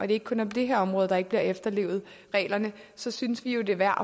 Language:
Danish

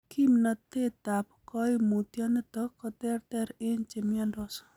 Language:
Kalenjin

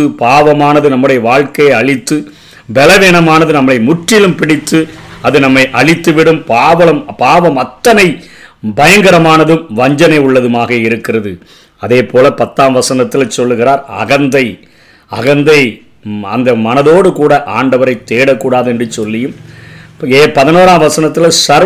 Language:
Tamil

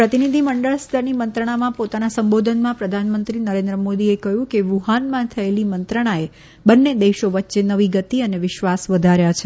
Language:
Gujarati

